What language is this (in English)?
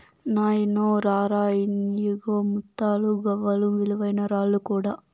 Telugu